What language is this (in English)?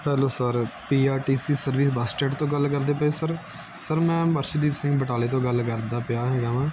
Punjabi